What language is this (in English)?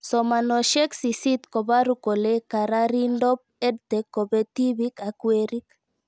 Kalenjin